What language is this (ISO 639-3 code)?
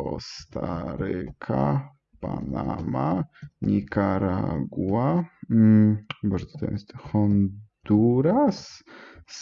pol